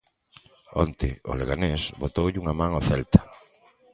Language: Galician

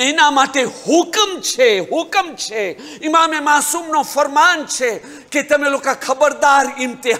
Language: Arabic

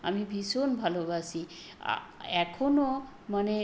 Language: Bangla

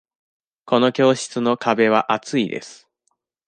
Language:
Japanese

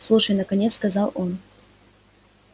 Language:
Russian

